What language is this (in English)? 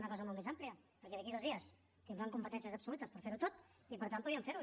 Catalan